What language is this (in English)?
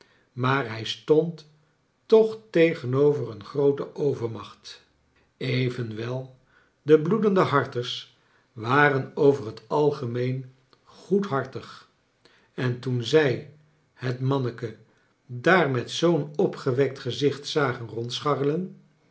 Dutch